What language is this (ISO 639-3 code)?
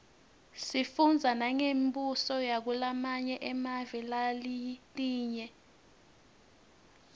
ssw